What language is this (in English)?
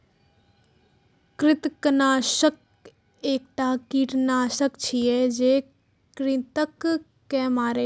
Maithili